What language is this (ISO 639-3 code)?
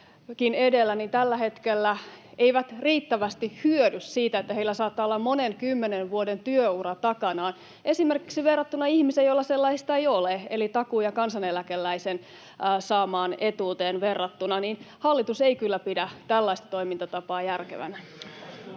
fin